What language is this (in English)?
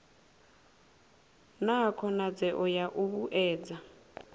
Venda